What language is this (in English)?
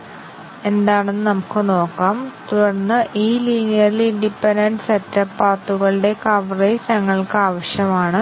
Malayalam